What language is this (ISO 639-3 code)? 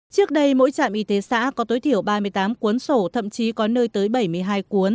vie